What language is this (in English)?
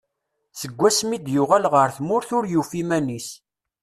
Kabyle